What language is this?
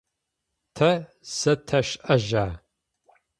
Adyghe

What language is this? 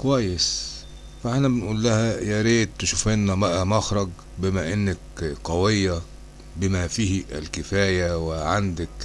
Arabic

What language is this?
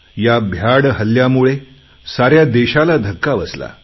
Marathi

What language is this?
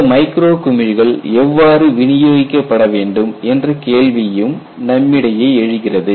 Tamil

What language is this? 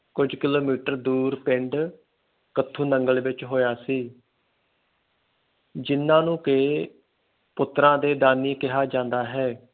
Punjabi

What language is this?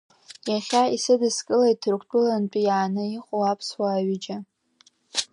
Abkhazian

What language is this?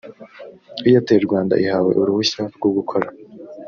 Kinyarwanda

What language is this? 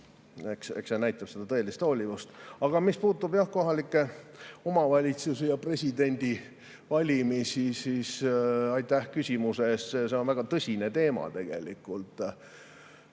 Estonian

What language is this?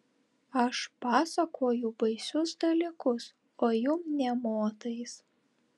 Lithuanian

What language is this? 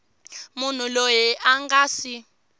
Tsonga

